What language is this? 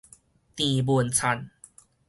Min Nan Chinese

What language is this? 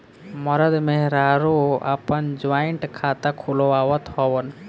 Bhojpuri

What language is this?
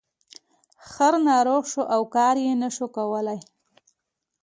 Pashto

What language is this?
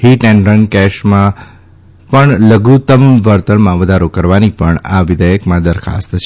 Gujarati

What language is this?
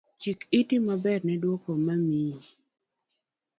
Luo (Kenya and Tanzania)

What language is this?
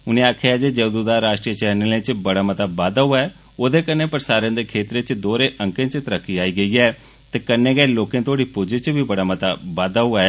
Dogri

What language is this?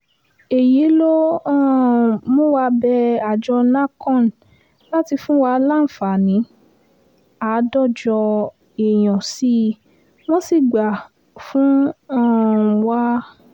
Yoruba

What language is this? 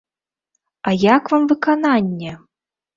Belarusian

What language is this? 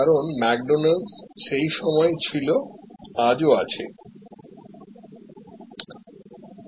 Bangla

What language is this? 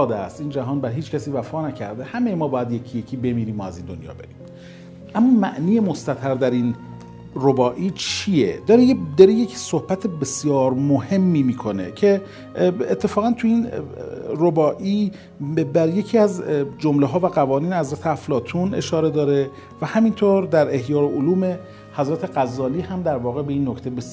Persian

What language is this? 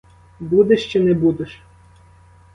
Ukrainian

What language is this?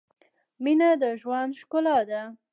Pashto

